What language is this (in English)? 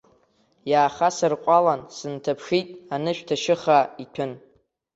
Abkhazian